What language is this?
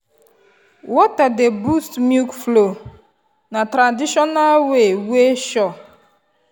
Nigerian Pidgin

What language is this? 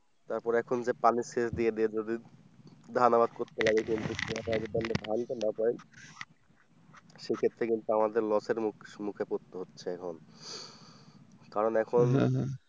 Bangla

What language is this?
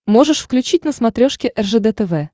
Russian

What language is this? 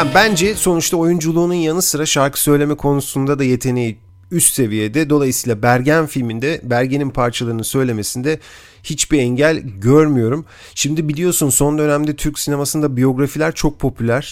Turkish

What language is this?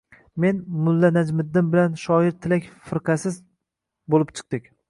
Uzbek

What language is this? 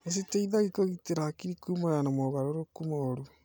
Kikuyu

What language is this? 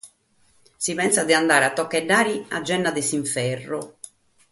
Sardinian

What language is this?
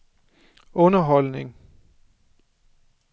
Danish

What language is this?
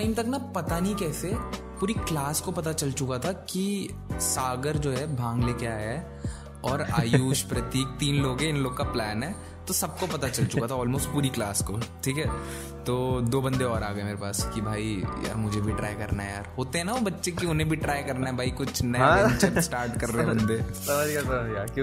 Hindi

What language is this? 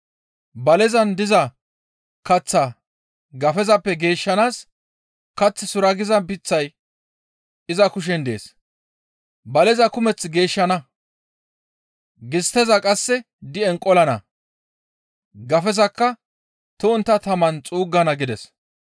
Gamo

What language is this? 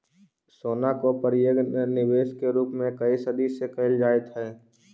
Magahi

